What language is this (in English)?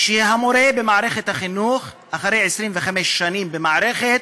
Hebrew